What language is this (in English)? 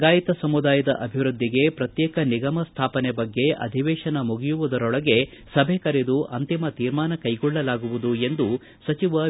Kannada